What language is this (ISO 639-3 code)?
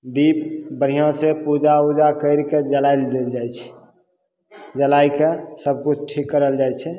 mai